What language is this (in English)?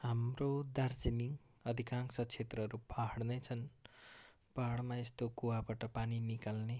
Nepali